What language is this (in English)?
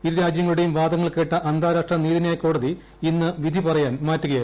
Malayalam